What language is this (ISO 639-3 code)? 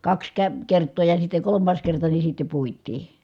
fin